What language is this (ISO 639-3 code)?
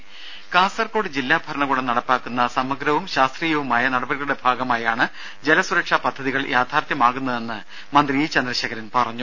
mal